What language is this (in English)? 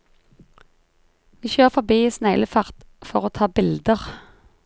Norwegian